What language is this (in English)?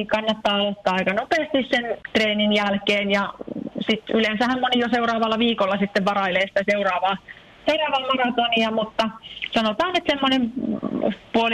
Finnish